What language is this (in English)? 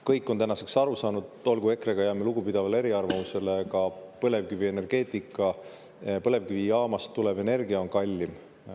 Estonian